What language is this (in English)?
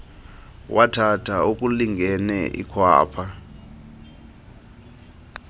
Xhosa